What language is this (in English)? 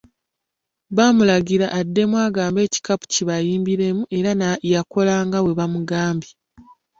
Ganda